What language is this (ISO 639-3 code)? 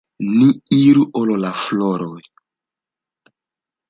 epo